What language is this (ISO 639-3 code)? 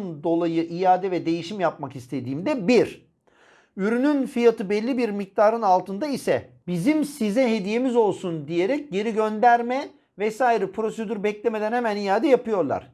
tur